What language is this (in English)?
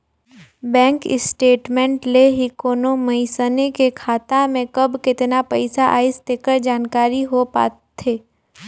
Chhattisgarhi